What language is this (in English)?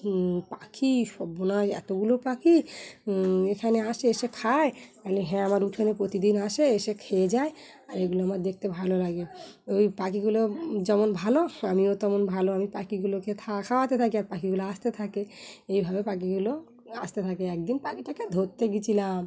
Bangla